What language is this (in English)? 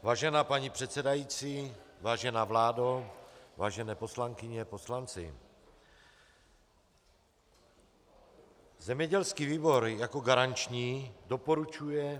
Czech